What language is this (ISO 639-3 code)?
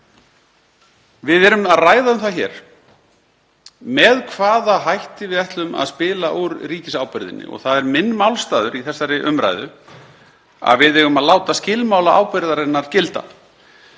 isl